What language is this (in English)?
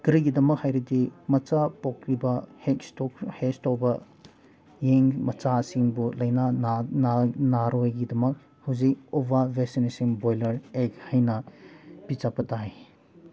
Manipuri